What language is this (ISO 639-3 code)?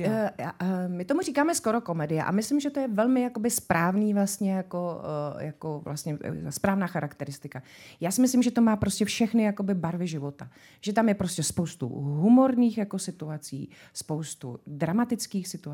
ces